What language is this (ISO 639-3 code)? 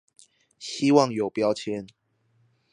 zho